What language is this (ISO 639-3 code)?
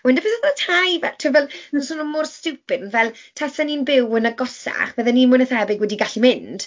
cym